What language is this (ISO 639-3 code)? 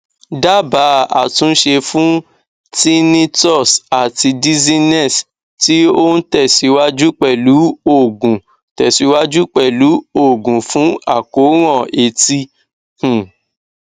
yor